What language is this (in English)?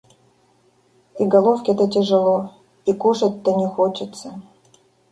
Russian